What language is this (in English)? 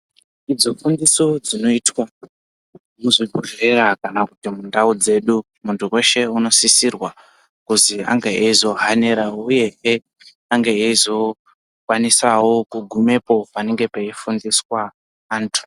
Ndau